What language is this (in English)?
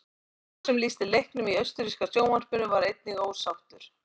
Icelandic